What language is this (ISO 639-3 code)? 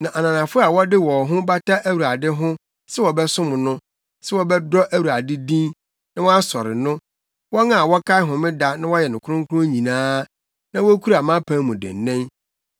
aka